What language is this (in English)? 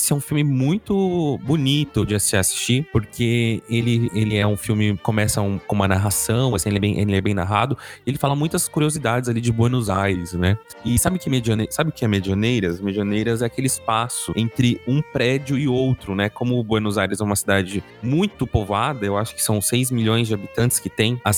Portuguese